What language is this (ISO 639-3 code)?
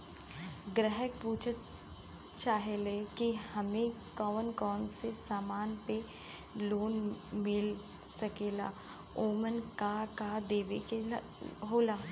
bho